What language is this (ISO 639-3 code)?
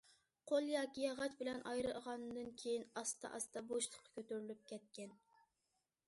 uig